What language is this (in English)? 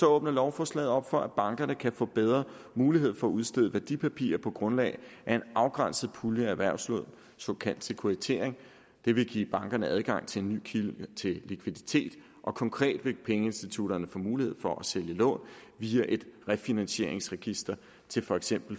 Danish